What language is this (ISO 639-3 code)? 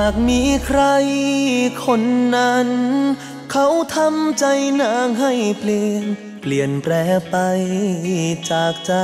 tha